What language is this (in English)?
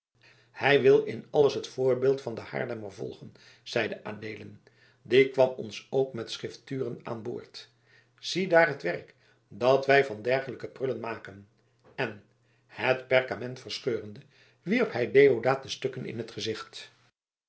Dutch